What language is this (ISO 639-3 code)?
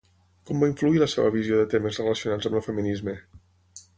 cat